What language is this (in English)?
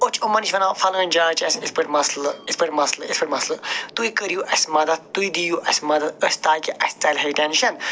Kashmiri